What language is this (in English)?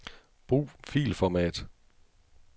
Danish